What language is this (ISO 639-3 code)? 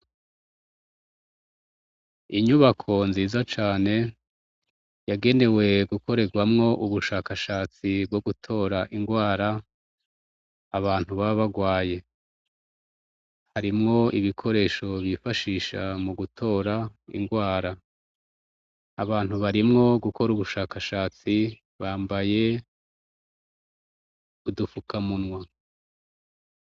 run